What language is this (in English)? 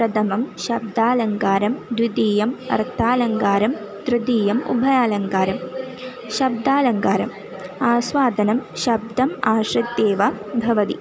Sanskrit